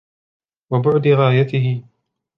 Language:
Arabic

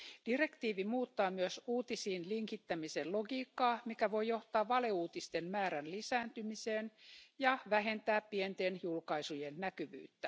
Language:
Finnish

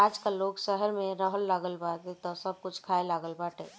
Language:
Bhojpuri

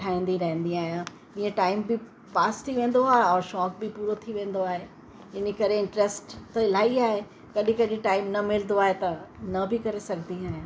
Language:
Sindhi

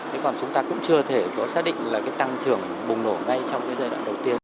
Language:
Vietnamese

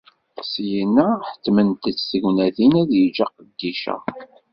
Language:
Kabyle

